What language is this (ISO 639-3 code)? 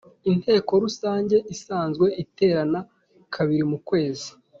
kin